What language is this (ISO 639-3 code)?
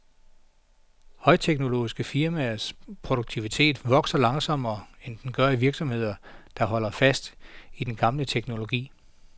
dan